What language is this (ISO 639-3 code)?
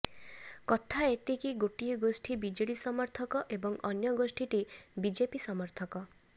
ori